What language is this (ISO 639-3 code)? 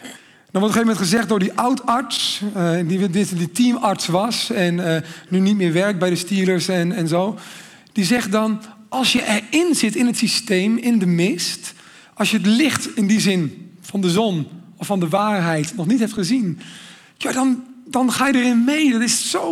nld